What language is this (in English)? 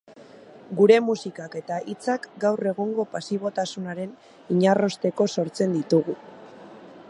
Basque